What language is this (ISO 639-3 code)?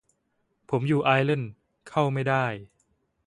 tha